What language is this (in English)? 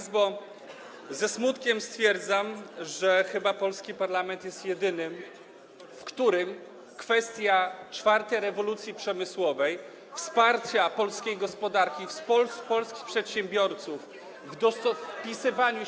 Polish